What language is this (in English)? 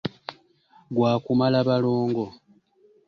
Ganda